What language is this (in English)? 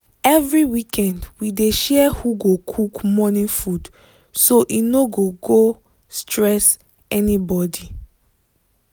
Nigerian Pidgin